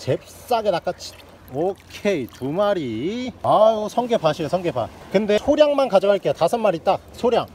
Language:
Korean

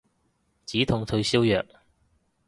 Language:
Cantonese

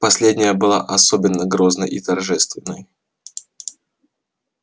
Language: Russian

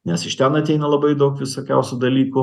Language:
Lithuanian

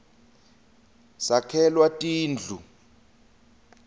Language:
Swati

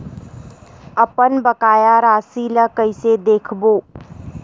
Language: Chhattisgarhi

